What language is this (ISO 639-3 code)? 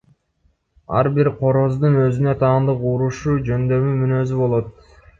kir